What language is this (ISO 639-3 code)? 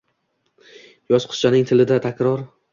uzb